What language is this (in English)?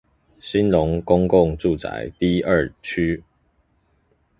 Chinese